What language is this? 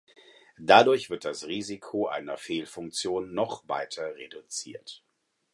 German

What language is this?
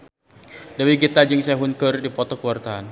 Sundanese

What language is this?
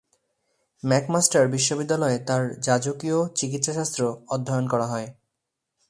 Bangla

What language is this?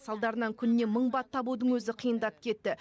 Kazakh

